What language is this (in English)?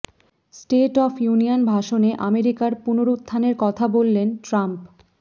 Bangla